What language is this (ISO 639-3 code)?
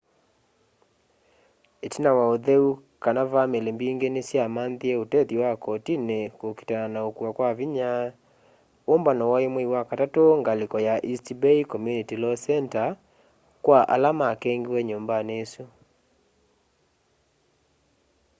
kam